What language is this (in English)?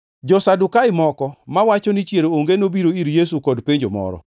Luo (Kenya and Tanzania)